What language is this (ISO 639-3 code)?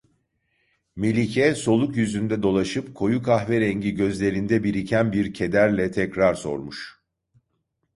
tur